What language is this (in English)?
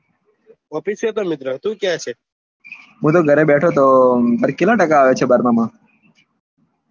Gujarati